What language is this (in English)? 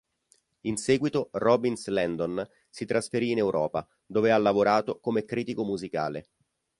Italian